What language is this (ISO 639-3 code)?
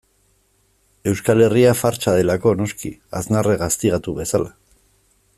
eus